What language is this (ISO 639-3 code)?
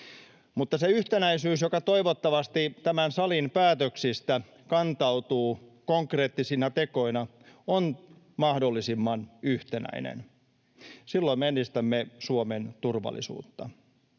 fin